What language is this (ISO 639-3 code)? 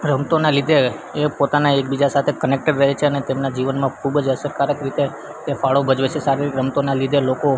guj